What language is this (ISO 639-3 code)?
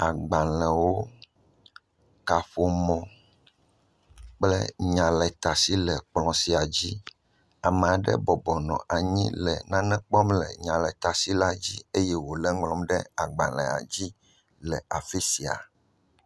ewe